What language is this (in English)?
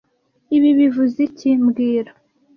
Kinyarwanda